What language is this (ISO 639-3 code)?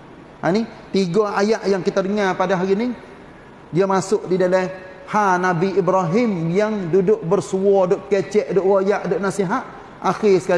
msa